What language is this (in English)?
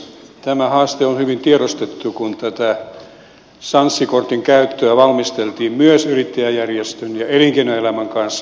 Finnish